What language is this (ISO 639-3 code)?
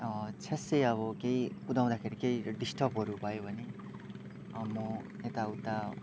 nep